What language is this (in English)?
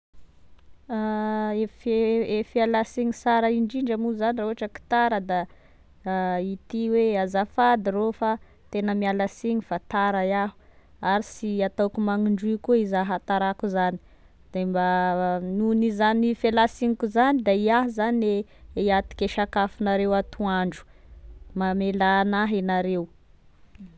Tesaka Malagasy